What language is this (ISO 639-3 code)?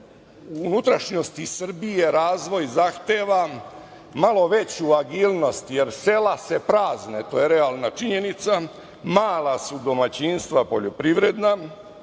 srp